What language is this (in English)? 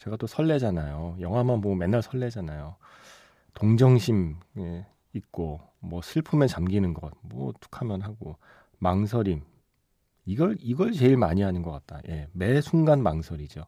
Korean